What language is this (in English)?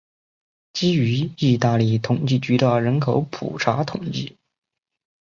Chinese